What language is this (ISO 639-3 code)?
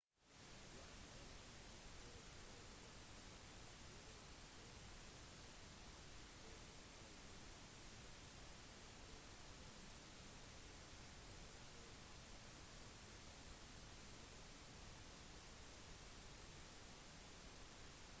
nob